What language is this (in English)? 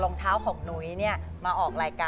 Thai